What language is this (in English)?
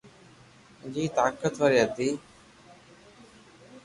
Loarki